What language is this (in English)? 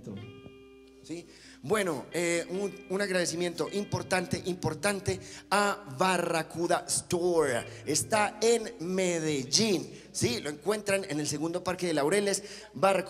Spanish